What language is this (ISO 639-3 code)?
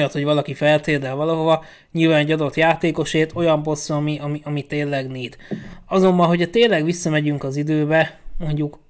hun